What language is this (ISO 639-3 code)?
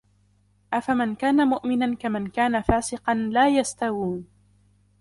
ara